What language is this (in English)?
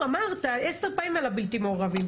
Hebrew